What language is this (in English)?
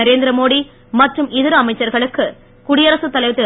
Tamil